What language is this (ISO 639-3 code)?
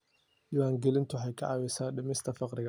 som